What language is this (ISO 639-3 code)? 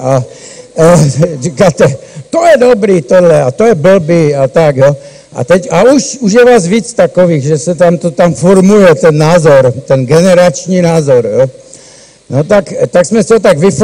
ces